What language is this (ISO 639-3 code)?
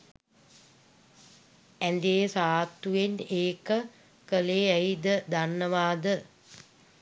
sin